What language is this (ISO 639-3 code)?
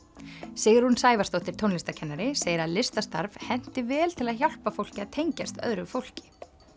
isl